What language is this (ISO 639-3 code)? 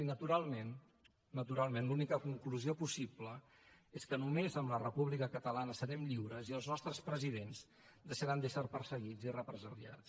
cat